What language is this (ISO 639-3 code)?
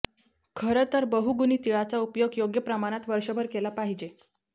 mar